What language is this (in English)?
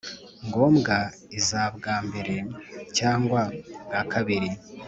Kinyarwanda